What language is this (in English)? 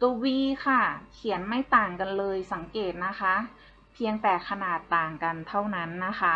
Thai